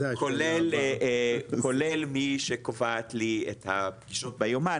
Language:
Hebrew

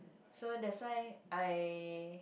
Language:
English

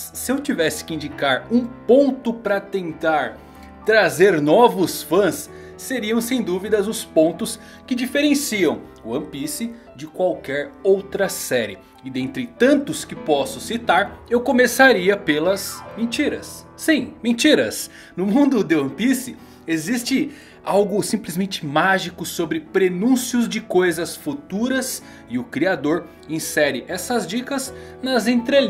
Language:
Portuguese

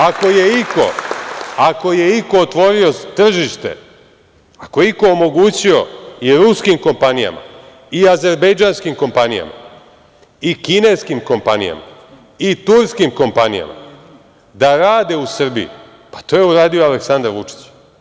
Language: Serbian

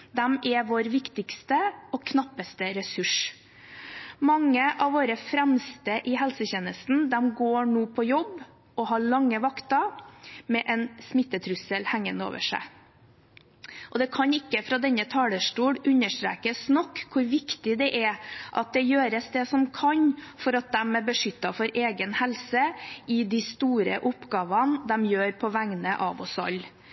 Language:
Norwegian Bokmål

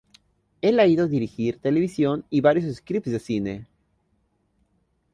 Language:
Spanish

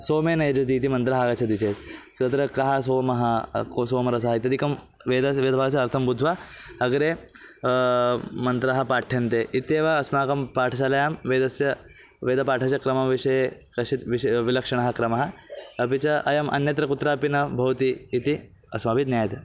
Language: Sanskrit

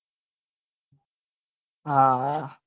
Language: Gujarati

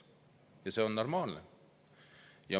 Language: Estonian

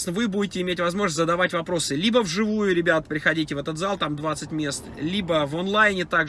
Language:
Russian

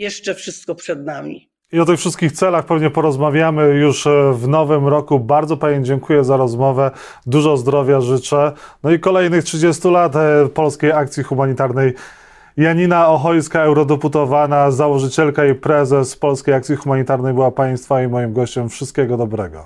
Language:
Polish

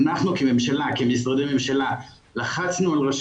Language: Hebrew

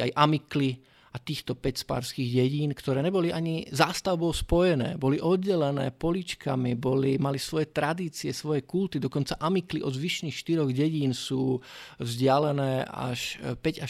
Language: Czech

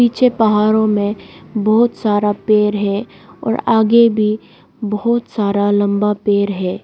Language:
Hindi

